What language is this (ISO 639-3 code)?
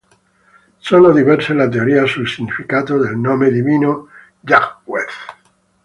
ita